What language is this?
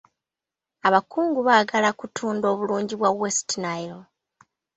Ganda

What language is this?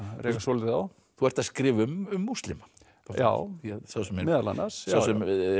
Icelandic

